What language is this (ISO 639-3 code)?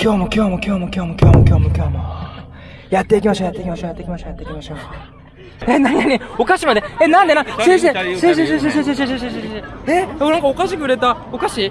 jpn